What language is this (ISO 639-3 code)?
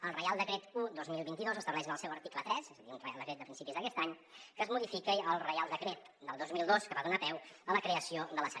cat